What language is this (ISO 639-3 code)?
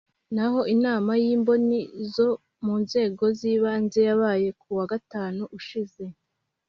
kin